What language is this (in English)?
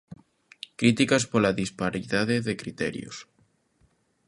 Galician